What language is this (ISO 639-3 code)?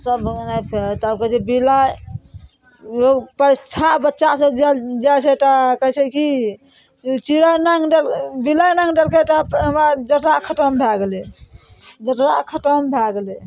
mai